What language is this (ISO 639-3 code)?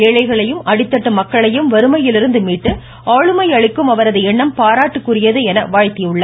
tam